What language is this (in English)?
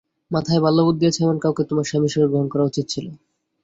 Bangla